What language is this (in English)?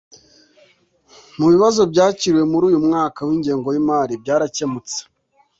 Kinyarwanda